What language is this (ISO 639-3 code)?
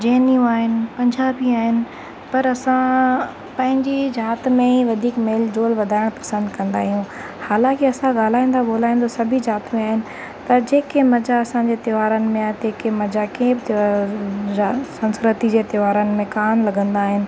snd